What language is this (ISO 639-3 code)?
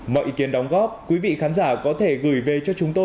vie